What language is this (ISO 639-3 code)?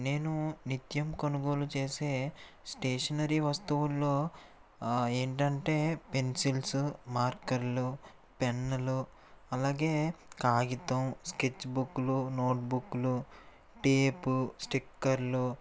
tel